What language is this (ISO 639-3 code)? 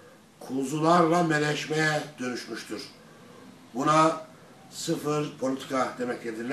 tur